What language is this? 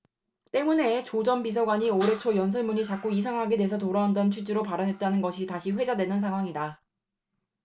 Korean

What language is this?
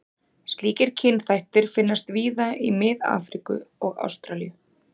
Icelandic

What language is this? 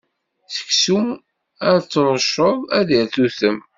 Kabyle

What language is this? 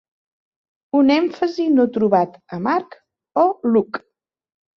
Catalan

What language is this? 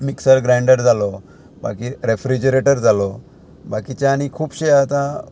Konkani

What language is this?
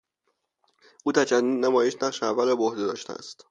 Persian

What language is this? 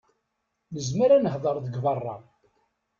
Kabyle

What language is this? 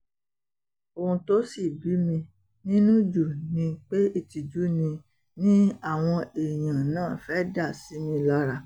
Yoruba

